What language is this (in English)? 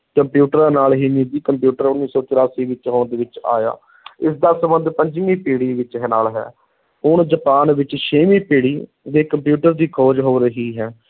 Punjabi